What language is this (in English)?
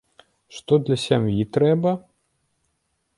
Belarusian